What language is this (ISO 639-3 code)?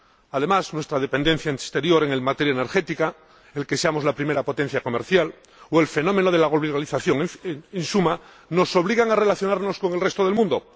spa